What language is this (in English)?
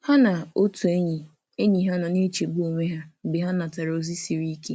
Igbo